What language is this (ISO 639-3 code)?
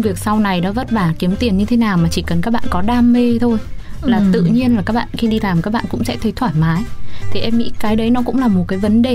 vie